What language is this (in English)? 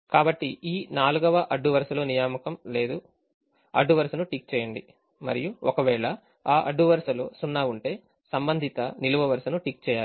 Telugu